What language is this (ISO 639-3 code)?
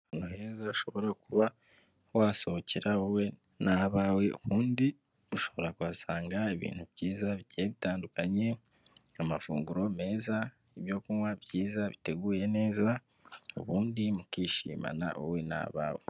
kin